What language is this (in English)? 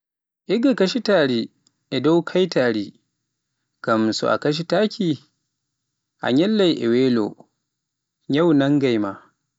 Pular